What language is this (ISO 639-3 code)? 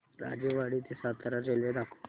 mar